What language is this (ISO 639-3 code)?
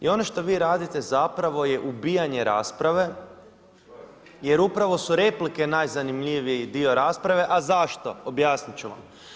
hrv